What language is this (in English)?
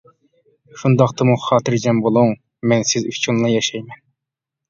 Uyghur